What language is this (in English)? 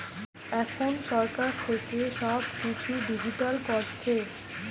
Bangla